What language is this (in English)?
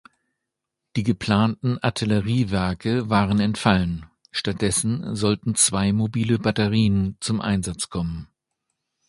German